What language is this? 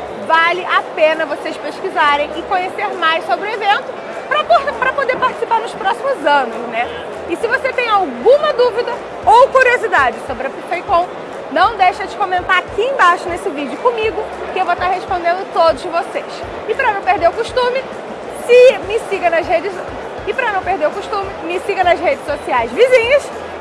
Portuguese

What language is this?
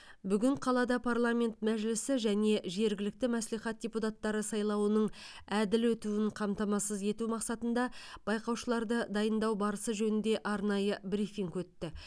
Kazakh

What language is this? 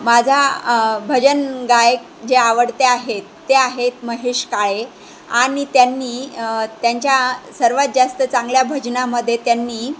Marathi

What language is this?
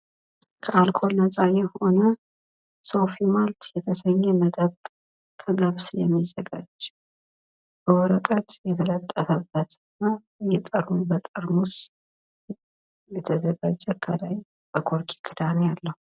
Amharic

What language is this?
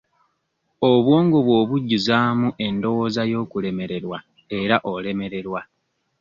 Ganda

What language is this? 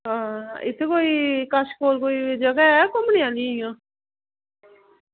Dogri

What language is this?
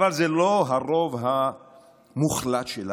Hebrew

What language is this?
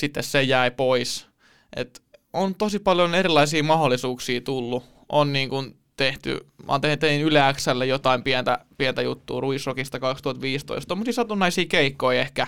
Finnish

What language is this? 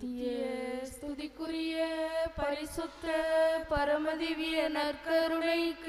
Thai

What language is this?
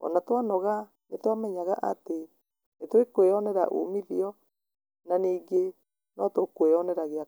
Kikuyu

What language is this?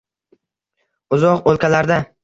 Uzbek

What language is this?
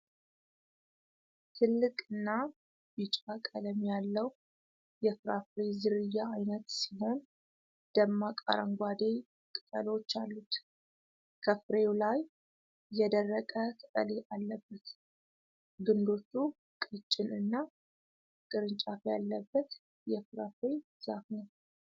Amharic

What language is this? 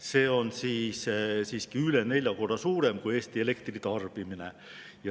Estonian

